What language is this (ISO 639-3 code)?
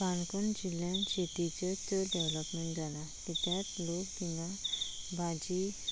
kok